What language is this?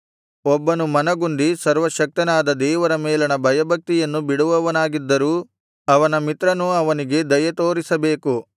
Kannada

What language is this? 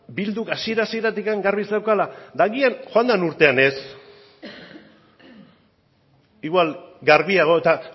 Basque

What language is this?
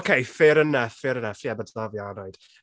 Welsh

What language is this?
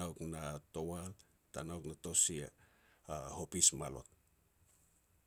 Petats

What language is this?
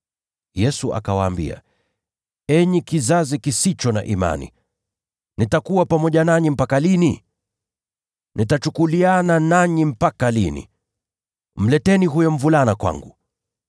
Swahili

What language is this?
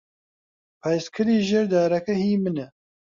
Central Kurdish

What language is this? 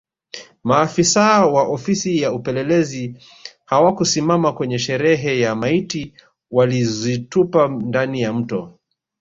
Swahili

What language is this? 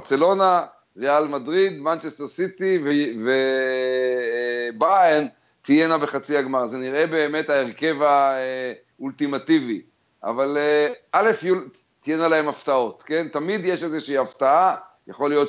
Hebrew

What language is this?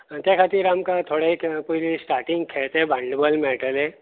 Konkani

